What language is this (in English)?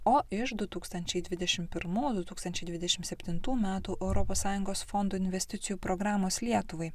Lithuanian